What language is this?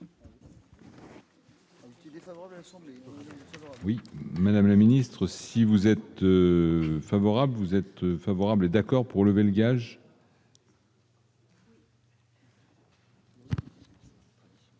French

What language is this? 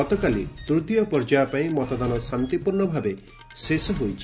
Odia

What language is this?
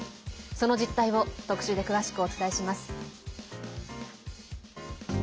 Japanese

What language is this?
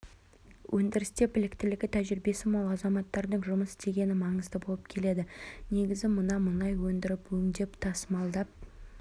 Kazakh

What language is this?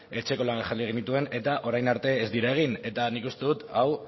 Basque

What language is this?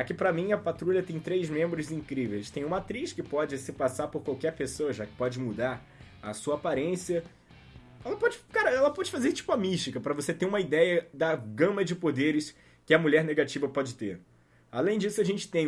Portuguese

